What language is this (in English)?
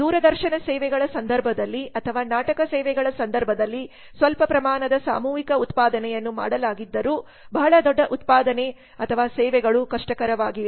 Kannada